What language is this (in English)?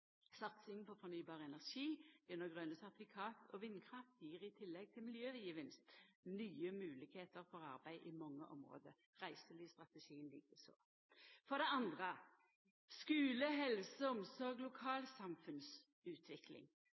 Norwegian Nynorsk